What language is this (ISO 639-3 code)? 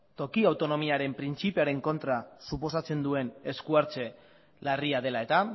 eus